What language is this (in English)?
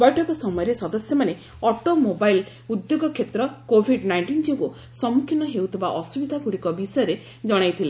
Odia